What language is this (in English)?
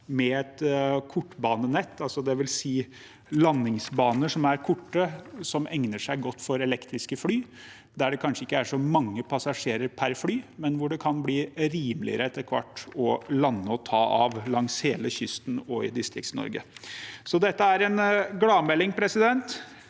Norwegian